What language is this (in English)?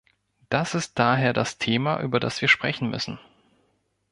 German